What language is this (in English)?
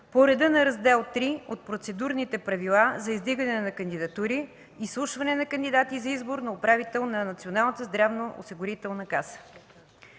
Bulgarian